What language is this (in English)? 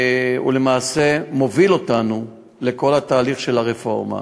Hebrew